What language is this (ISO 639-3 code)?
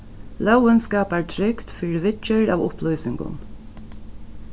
fao